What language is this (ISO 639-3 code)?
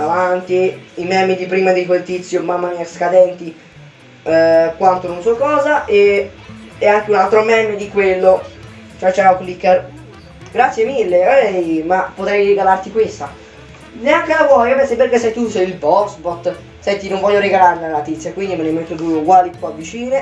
ita